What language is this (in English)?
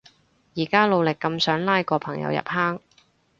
Cantonese